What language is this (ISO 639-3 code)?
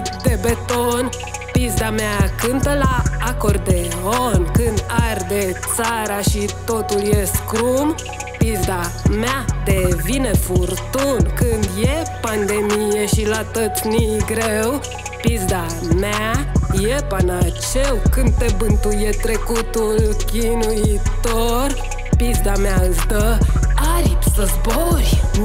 ron